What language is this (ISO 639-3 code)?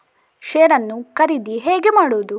kan